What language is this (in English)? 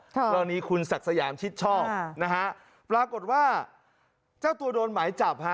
Thai